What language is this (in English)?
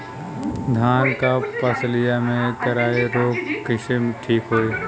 Bhojpuri